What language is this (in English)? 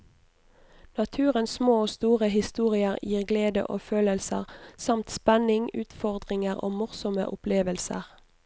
Norwegian